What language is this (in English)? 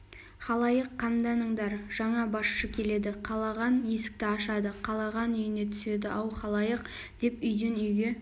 Kazakh